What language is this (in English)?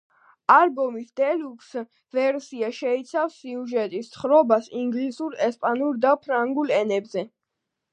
Georgian